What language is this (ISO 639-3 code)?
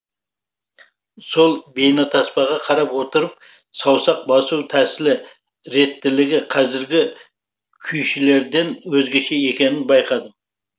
kaz